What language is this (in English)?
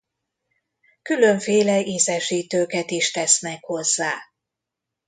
Hungarian